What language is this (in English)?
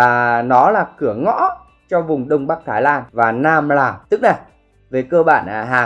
Vietnamese